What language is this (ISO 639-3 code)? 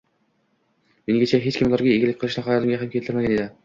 uzb